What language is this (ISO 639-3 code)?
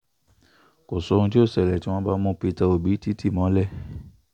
yor